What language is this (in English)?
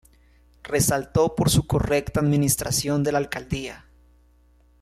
Spanish